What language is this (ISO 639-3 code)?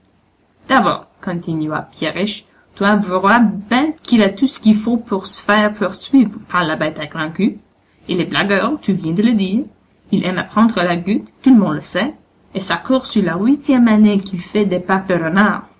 fra